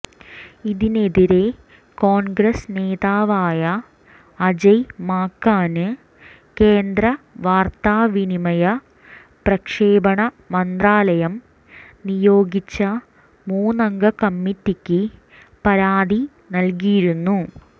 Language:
Malayalam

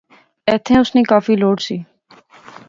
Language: Pahari-Potwari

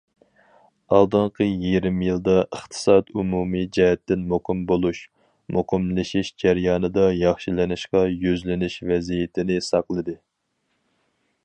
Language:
Uyghur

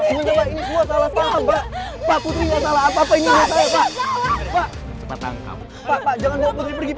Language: Indonesian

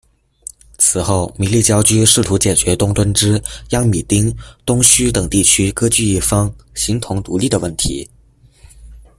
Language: Chinese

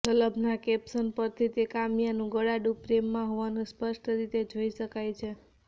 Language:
Gujarati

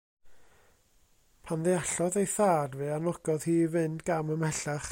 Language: Welsh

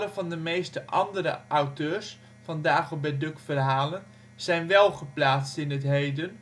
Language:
Dutch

